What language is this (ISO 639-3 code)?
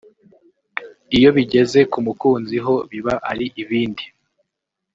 kin